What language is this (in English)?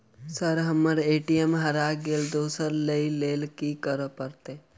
Maithili